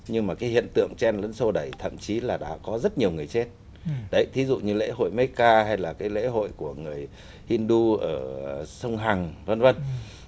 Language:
Vietnamese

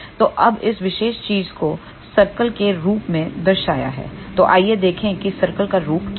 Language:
Hindi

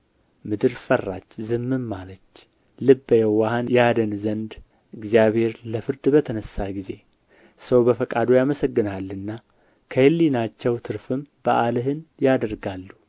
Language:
Amharic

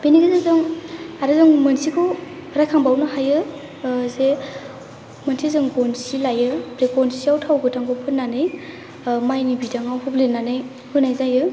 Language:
Bodo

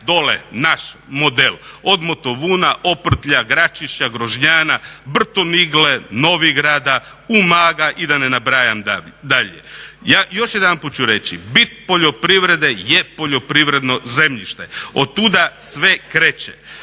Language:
Croatian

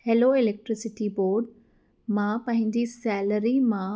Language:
Sindhi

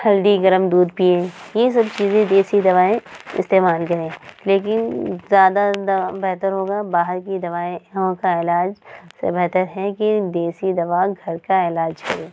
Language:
Urdu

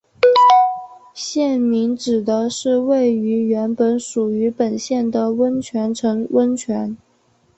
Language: Chinese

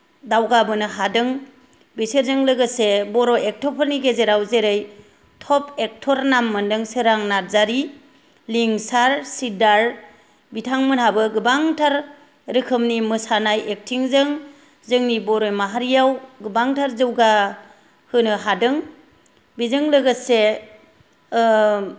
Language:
Bodo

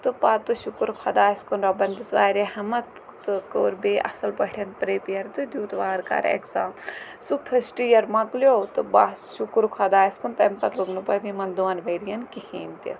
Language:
Kashmiri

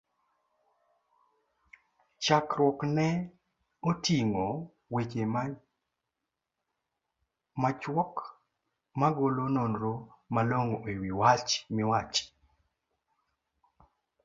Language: Luo (Kenya and Tanzania)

